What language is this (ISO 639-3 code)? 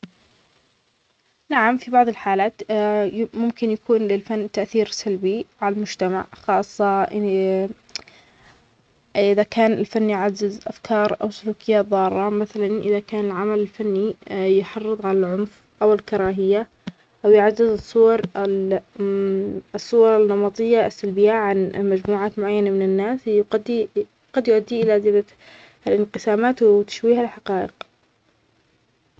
acx